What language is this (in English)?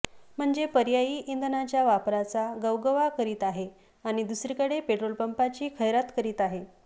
Marathi